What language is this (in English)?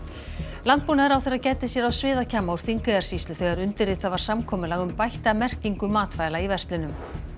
Icelandic